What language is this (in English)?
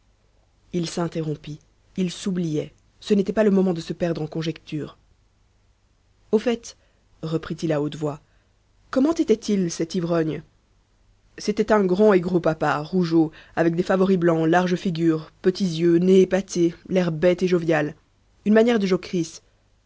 French